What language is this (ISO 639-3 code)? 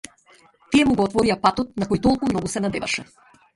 mkd